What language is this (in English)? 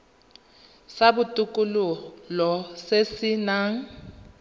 Tswana